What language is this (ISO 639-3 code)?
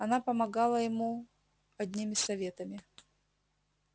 rus